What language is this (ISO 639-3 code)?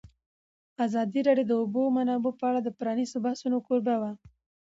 pus